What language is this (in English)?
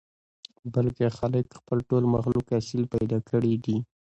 Pashto